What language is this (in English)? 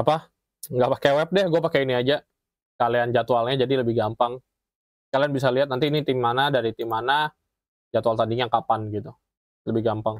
Indonesian